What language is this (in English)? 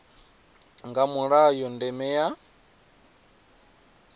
Venda